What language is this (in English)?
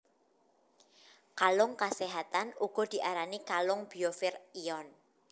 Javanese